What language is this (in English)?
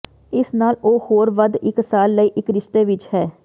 Punjabi